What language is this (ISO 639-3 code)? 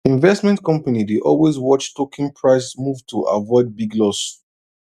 pcm